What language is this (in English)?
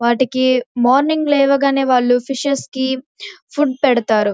Telugu